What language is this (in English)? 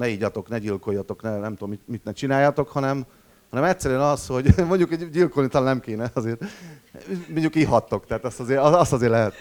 Hungarian